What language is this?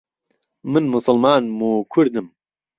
Central Kurdish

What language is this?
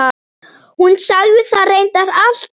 Icelandic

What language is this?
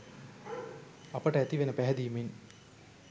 Sinhala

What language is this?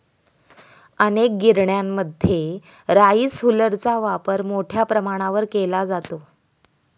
Marathi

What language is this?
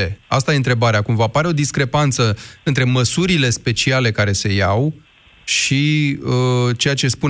Romanian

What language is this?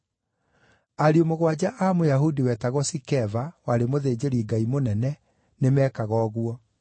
Kikuyu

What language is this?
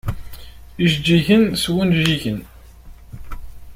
Kabyle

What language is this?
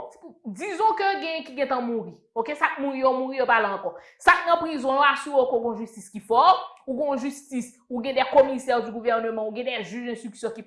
French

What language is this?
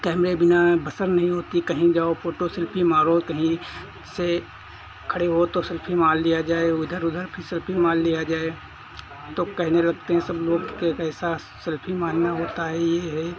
Hindi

